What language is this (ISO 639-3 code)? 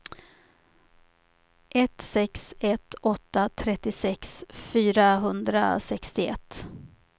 swe